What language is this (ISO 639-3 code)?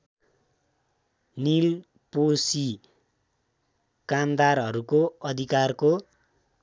nep